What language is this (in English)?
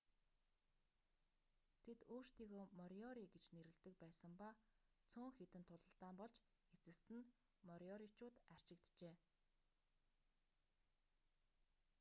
Mongolian